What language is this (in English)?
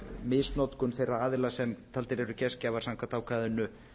Icelandic